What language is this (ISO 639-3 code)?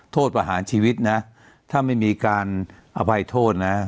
tha